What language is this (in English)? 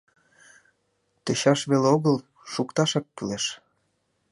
Mari